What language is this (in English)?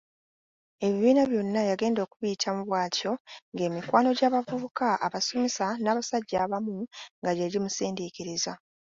Ganda